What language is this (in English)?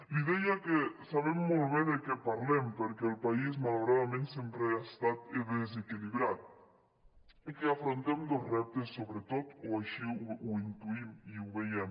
Catalan